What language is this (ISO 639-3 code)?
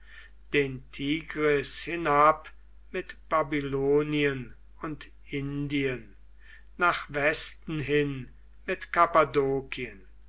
deu